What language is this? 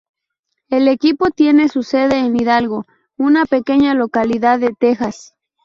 Spanish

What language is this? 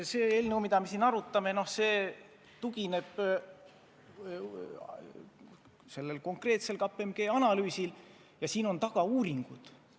Estonian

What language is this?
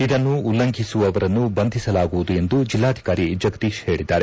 Kannada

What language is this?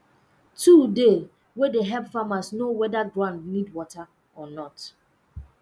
Nigerian Pidgin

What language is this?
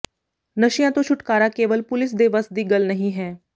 Punjabi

